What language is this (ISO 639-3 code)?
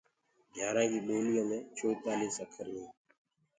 ggg